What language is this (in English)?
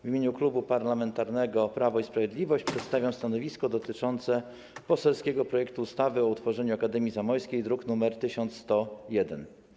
Polish